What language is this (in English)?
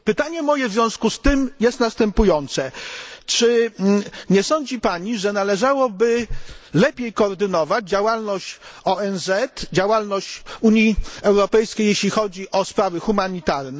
Polish